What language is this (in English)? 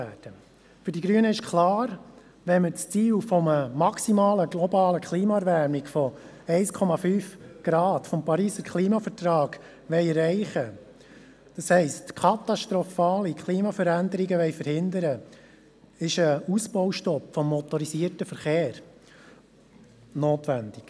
Swiss German